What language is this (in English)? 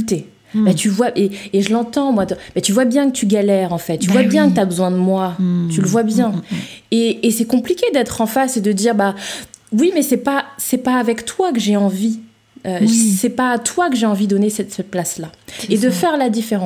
French